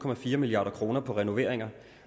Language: Danish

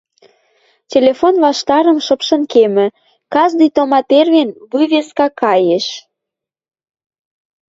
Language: Western Mari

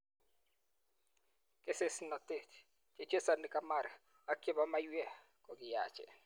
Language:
Kalenjin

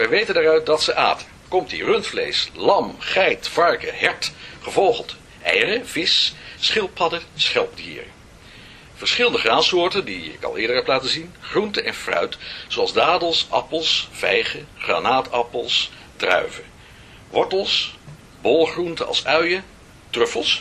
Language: Dutch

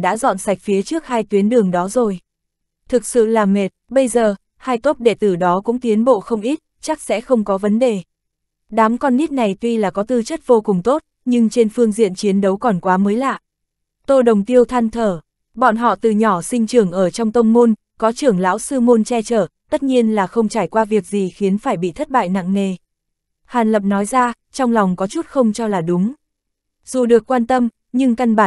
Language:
Vietnamese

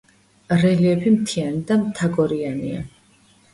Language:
Georgian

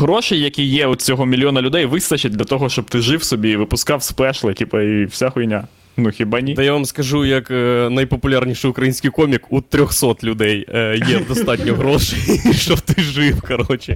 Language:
Ukrainian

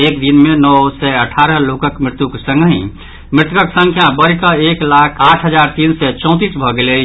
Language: Maithili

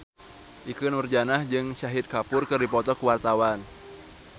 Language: Sundanese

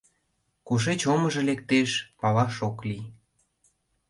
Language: Mari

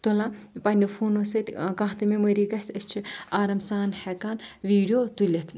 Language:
Kashmiri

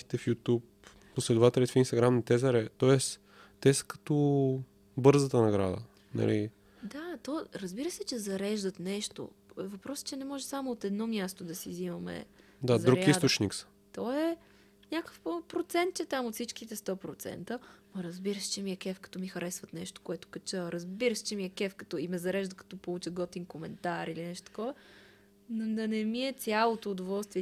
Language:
Bulgarian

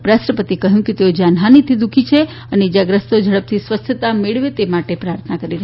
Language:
Gujarati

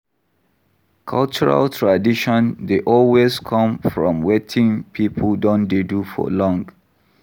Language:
Nigerian Pidgin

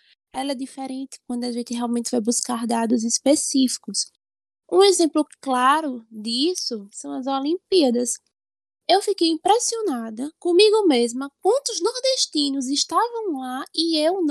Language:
Portuguese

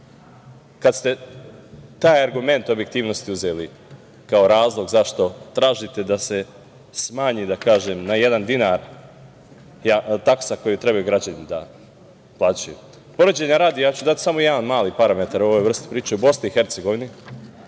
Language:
Serbian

